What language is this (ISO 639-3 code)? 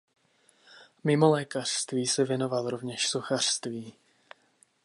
ces